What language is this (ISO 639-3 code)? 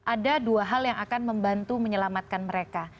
ind